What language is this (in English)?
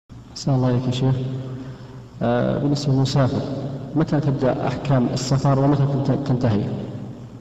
Arabic